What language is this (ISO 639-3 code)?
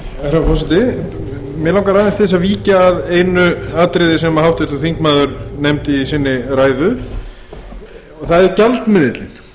isl